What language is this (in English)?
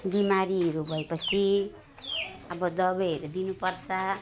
Nepali